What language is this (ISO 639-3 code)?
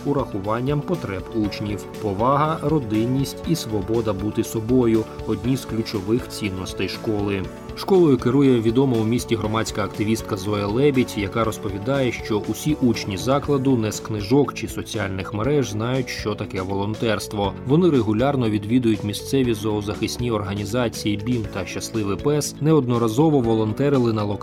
ukr